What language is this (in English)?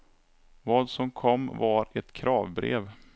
Swedish